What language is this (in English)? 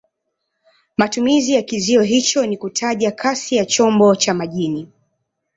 Swahili